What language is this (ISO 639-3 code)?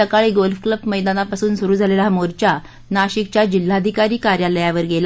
mar